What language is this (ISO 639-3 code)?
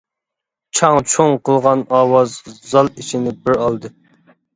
uig